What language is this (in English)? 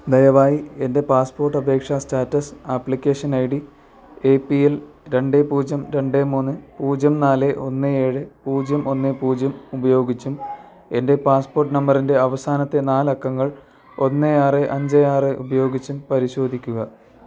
Malayalam